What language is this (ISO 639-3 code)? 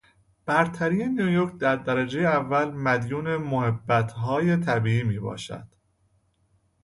fas